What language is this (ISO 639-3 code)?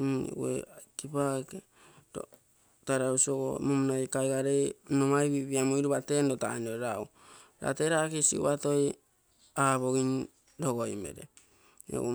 buo